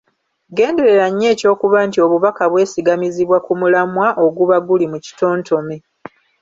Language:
Ganda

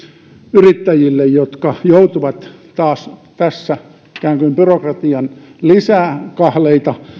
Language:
Finnish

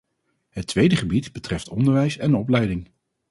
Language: Dutch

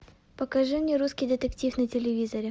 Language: Russian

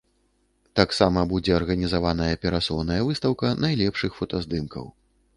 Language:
Belarusian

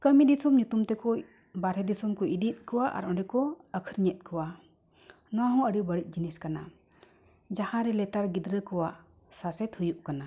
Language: Santali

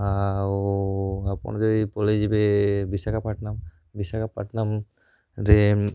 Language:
Odia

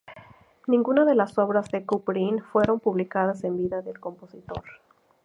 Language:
Spanish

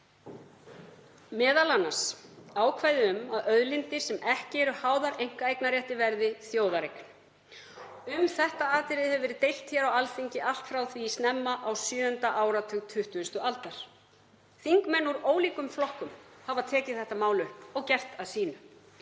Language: Icelandic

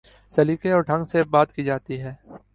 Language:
Urdu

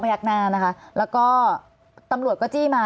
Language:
Thai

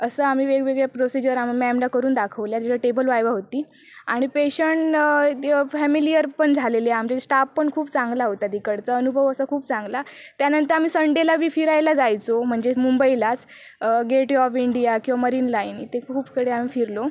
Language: Marathi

